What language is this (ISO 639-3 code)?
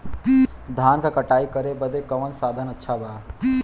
bho